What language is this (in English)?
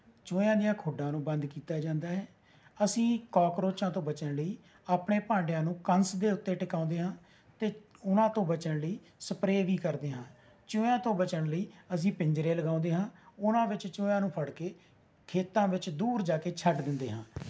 Punjabi